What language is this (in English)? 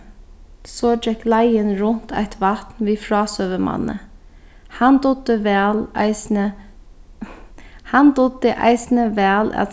Faroese